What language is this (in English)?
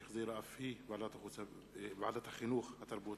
Hebrew